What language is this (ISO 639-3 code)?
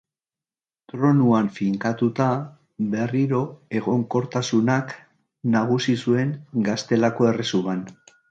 eus